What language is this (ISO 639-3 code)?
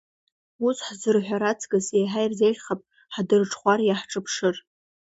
abk